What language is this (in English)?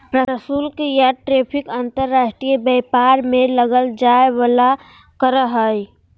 Magahi